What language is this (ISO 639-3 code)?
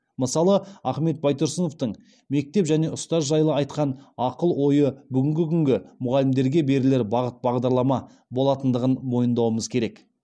kaz